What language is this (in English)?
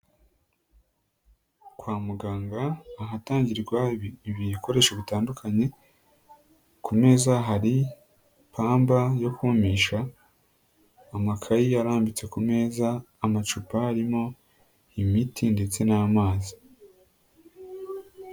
Kinyarwanda